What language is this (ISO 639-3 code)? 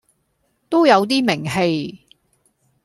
yue